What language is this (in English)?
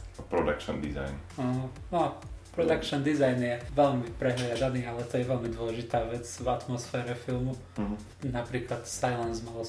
Slovak